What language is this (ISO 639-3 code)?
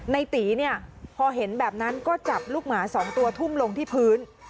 tha